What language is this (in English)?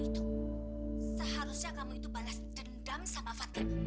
Indonesian